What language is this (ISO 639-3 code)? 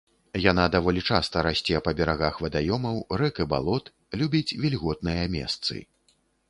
bel